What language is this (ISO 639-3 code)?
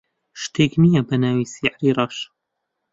ckb